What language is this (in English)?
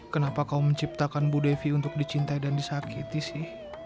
Indonesian